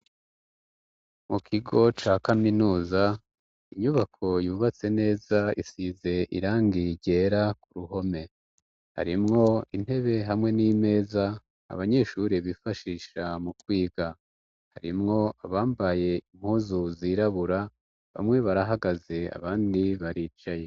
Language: Rundi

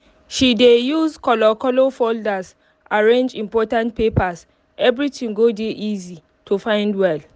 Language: Nigerian Pidgin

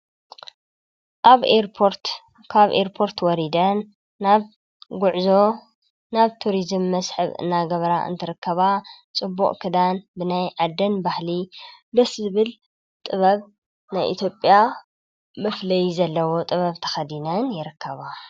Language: Tigrinya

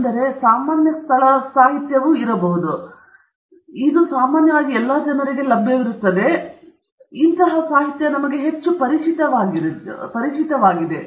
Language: Kannada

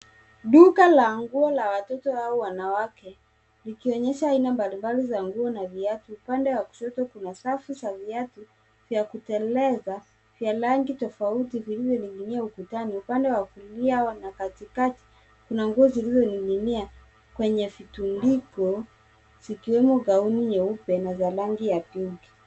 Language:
Swahili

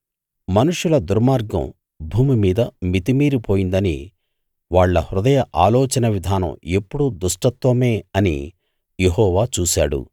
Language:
Telugu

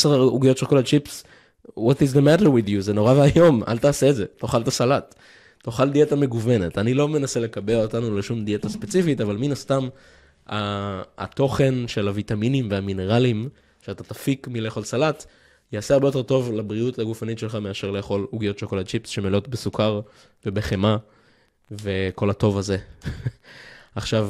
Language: Hebrew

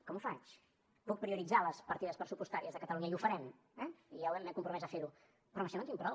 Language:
Catalan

